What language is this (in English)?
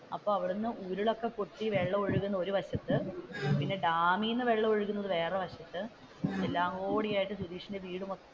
Malayalam